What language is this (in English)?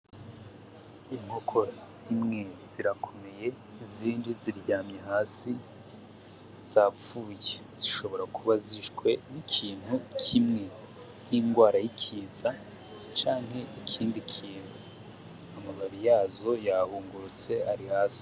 Rundi